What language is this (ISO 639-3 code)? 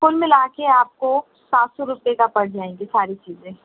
urd